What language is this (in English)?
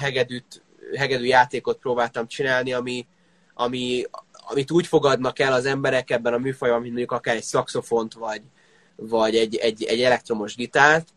Hungarian